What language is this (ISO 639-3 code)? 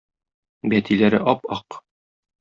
tat